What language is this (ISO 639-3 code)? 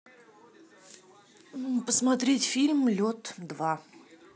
rus